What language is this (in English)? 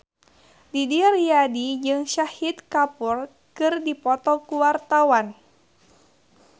Sundanese